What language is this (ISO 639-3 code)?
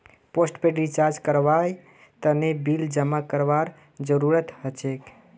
mag